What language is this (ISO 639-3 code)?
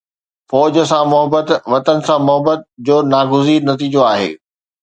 snd